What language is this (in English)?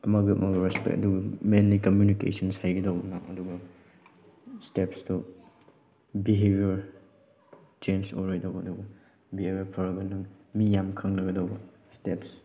Manipuri